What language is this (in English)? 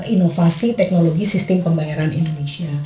Indonesian